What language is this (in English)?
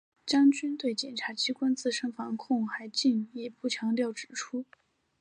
Chinese